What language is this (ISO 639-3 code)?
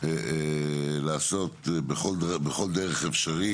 heb